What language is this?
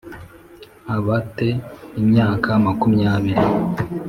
Kinyarwanda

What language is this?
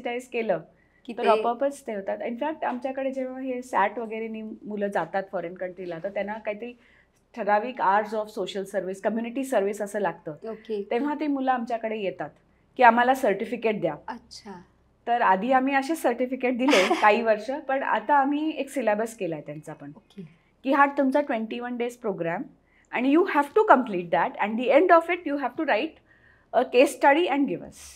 Marathi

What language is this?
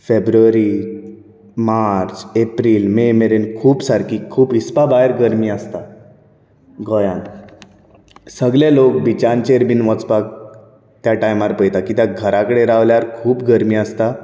Konkani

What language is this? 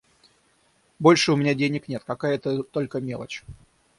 Russian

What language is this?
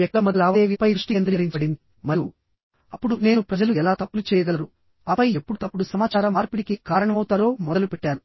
Telugu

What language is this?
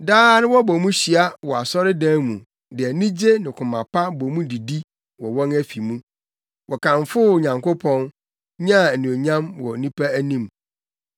Akan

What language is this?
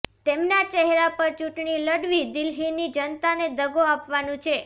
Gujarati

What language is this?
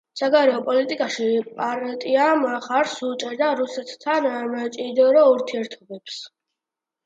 Georgian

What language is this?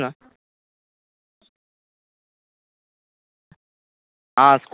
Tamil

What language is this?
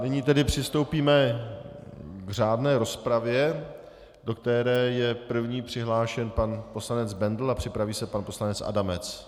Czech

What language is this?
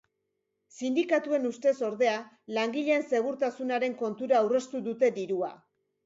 Basque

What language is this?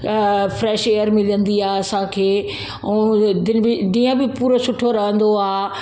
Sindhi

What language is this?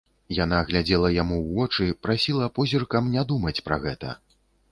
Belarusian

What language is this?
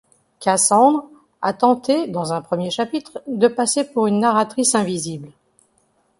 French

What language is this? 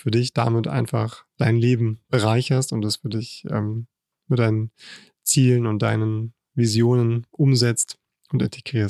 German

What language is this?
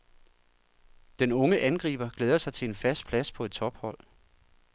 Danish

